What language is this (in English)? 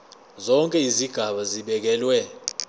Zulu